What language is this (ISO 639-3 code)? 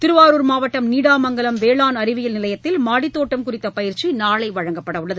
tam